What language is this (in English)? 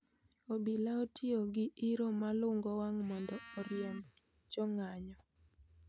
Luo (Kenya and Tanzania)